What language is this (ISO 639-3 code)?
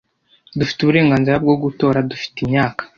kin